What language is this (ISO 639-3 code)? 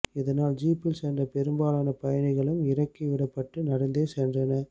tam